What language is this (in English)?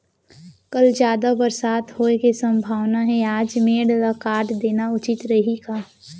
Chhattisgarhi